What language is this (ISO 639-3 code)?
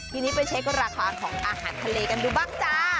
tha